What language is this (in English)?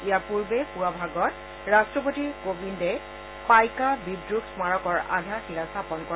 Assamese